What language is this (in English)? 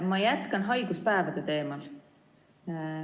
Estonian